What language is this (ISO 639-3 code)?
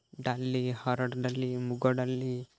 ori